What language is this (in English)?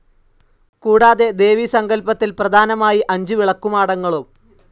Malayalam